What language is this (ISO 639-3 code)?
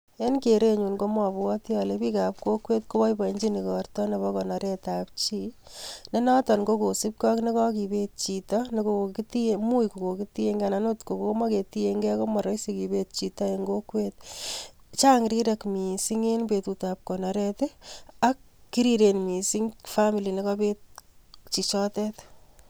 kln